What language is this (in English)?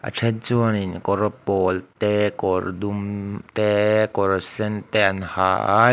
Mizo